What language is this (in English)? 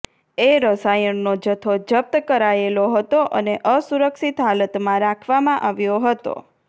Gujarati